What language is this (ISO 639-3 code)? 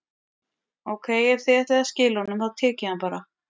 isl